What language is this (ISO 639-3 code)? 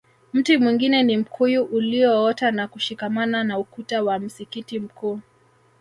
swa